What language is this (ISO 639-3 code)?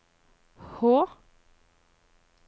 nor